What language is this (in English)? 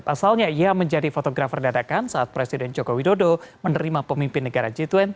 Indonesian